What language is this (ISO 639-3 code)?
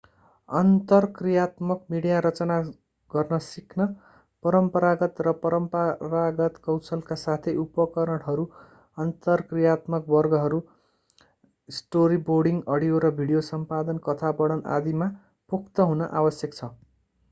nep